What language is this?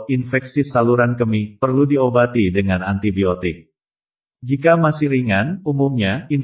Indonesian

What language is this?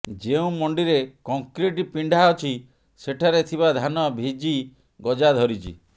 Odia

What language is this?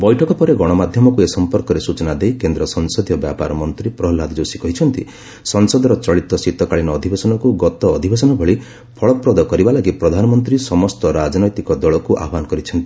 Odia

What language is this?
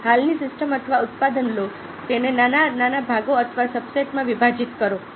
Gujarati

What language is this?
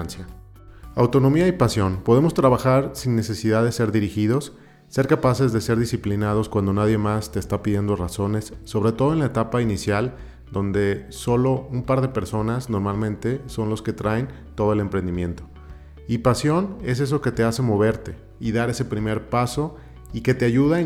Spanish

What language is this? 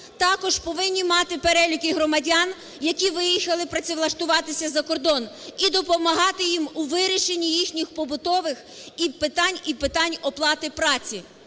Ukrainian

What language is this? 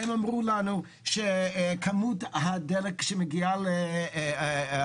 Hebrew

